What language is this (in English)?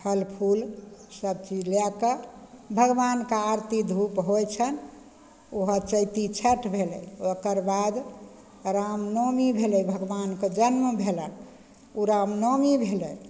Maithili